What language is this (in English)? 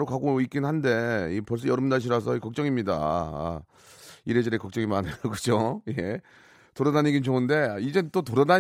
Korean